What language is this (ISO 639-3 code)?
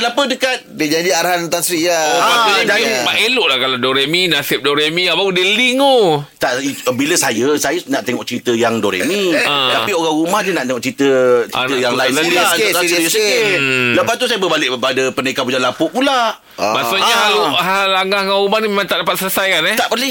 msa